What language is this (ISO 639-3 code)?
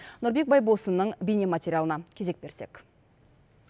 kaz